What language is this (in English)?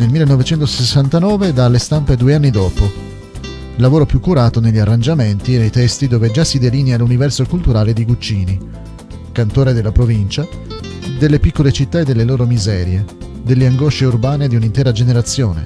Italian